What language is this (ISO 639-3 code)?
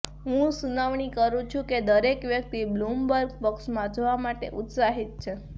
guj